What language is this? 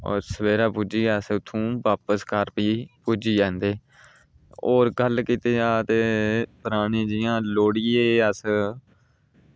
Dogri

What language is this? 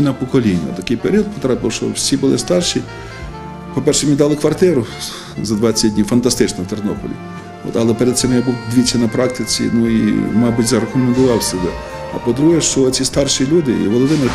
Ukrainian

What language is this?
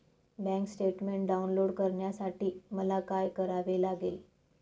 Marathi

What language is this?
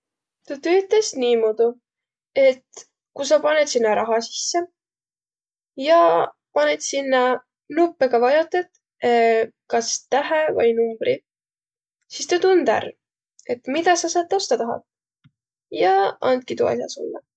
Võro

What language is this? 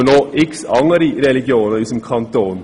Swiss German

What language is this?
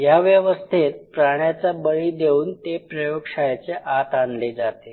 Marathi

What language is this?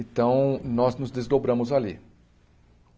Portuguese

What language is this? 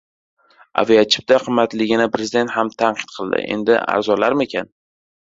Uzbek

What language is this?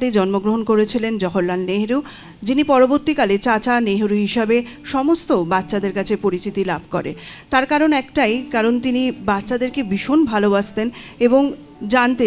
Hindi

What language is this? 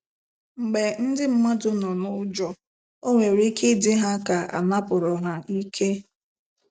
Igbo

